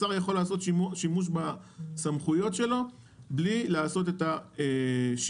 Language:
Hebrew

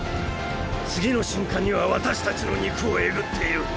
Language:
Japanese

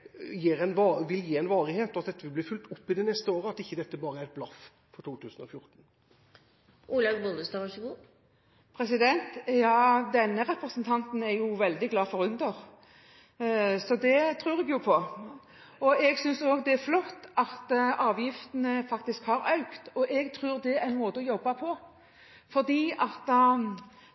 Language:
Norwegian Bokmål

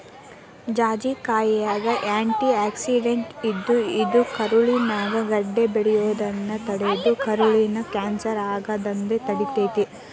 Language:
Kannada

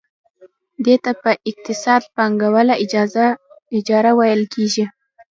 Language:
Pashto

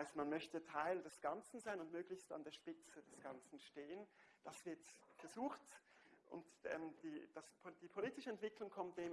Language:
German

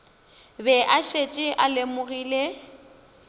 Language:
Northern Sotho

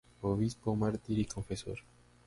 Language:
Spanish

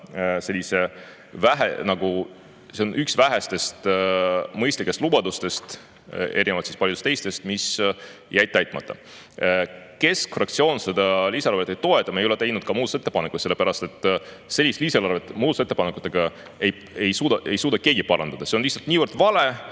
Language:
Estonian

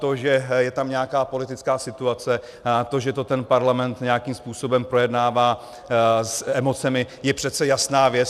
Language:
Czech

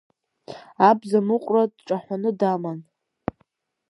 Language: Abkhazian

